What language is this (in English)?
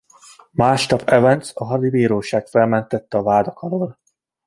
Hungarian